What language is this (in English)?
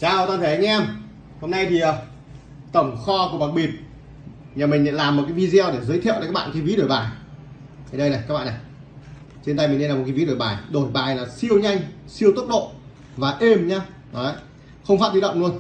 Vietnamese